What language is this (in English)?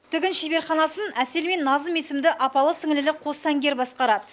Kazakh